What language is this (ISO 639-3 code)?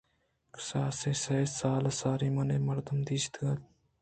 bgp